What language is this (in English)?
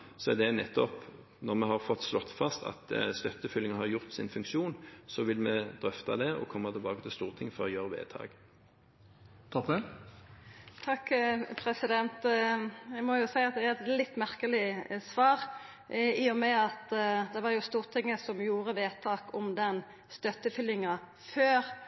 Norwegian